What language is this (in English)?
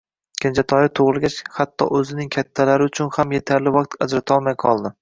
Uzbek